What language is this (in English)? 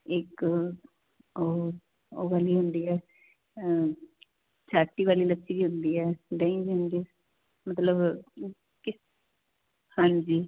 Punjabi